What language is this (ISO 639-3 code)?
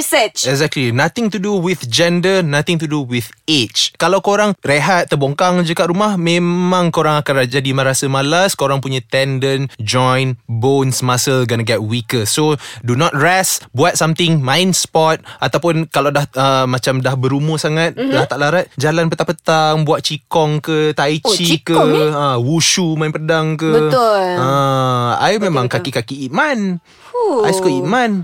msa